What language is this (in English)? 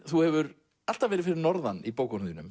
Icelandic